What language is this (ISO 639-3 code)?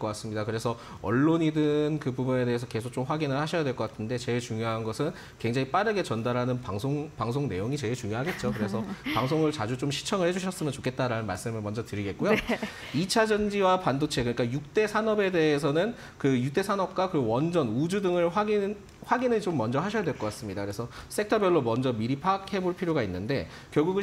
kor